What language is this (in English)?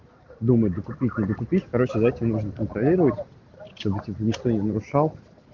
Russian